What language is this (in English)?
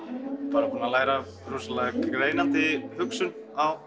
Icelandic